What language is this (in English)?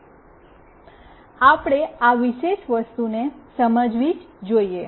Gujarati